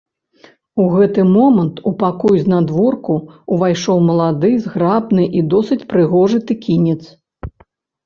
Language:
Belarusian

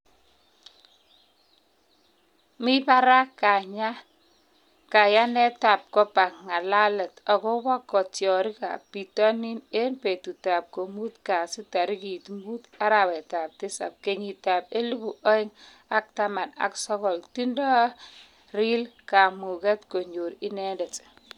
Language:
Kalenjin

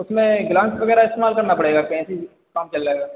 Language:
Hindi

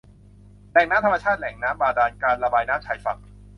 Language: Thai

